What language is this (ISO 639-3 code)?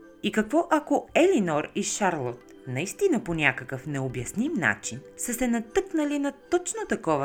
bul